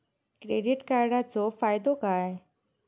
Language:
Marathi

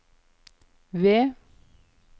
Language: Norwegian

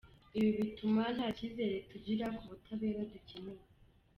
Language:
Kinyarwanda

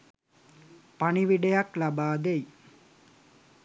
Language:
Sinhala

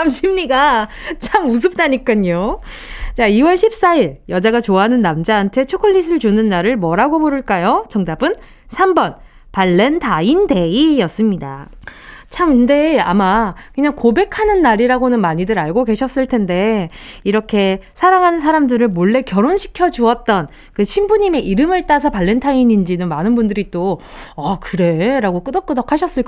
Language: Korean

